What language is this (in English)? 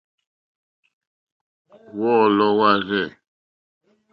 Mokpwe